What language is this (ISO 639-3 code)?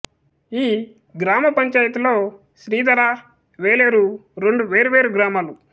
tel